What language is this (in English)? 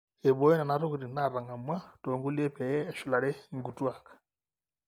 Masai